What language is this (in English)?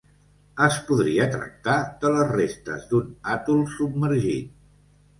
Catalan